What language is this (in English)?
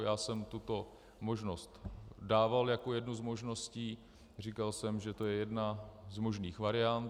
Czech